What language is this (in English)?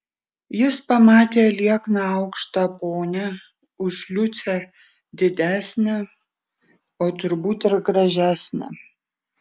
Lithuanian